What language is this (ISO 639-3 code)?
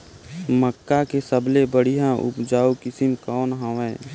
hne